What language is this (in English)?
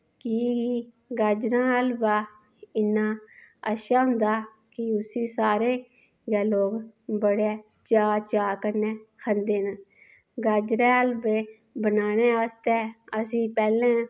Dogri